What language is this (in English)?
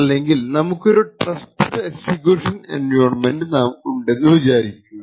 Malayalam